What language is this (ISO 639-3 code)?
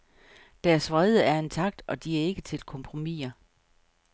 dan